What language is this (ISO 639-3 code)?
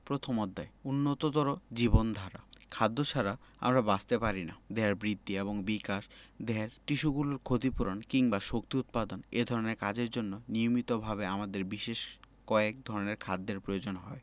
ben